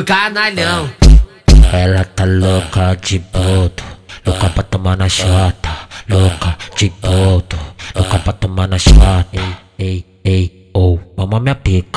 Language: Thai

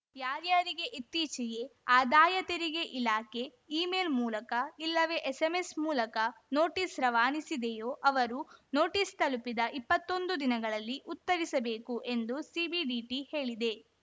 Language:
Kannada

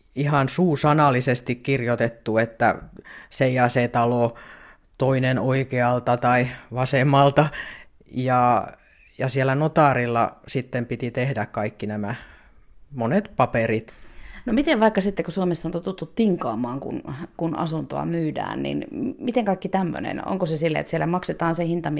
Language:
Finnish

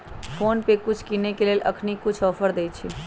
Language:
Magahi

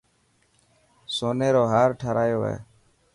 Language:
Dhatki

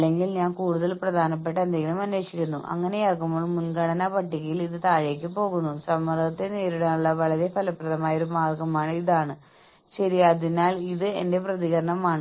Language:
Malayalam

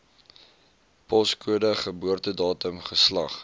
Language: Afrikaans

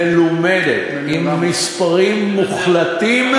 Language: Hebrew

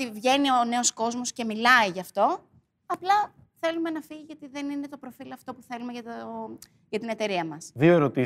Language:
Greek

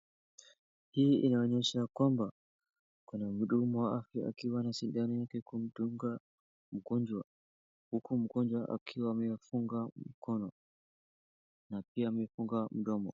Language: Swahili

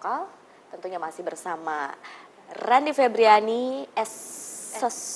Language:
Indonesian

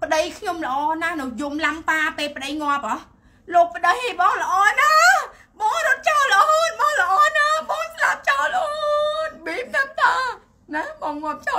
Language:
Vietnamese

